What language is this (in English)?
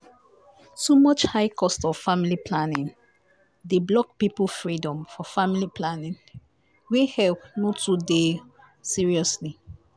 Nigerian Pidgin